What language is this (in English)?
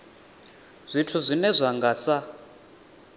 Venda